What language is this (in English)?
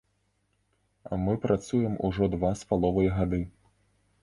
Belarusian